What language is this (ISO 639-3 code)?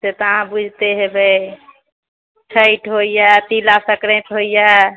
mai